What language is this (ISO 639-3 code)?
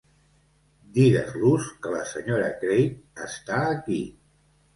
cat